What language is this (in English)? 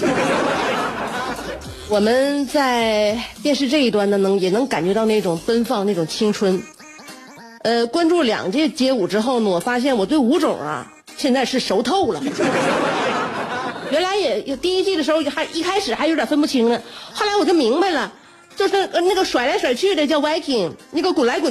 Chinese